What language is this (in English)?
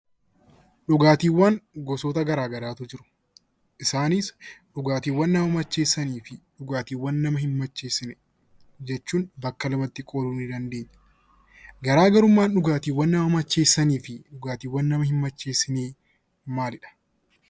Oromo